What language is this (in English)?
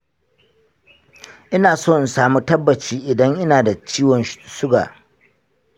Hausa